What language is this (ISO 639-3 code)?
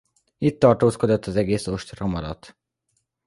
hun